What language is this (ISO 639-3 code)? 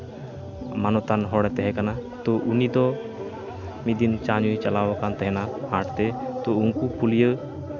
sat